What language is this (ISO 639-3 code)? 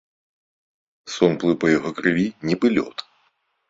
bel